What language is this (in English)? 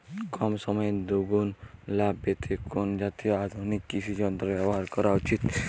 Bangla